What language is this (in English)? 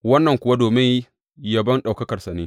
Hausa